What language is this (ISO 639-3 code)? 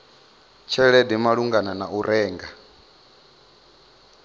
ven